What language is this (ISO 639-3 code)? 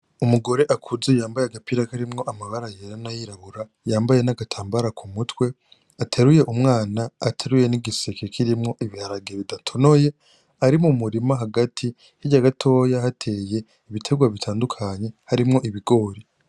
run